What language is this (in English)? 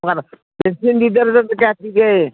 Manipuri